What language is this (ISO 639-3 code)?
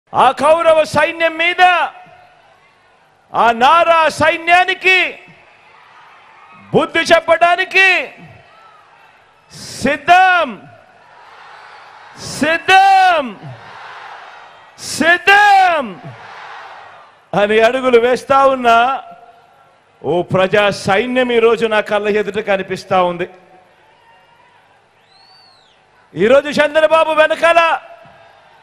tel